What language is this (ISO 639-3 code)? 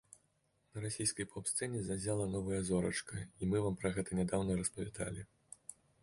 bel